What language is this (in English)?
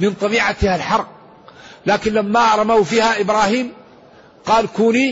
Arabic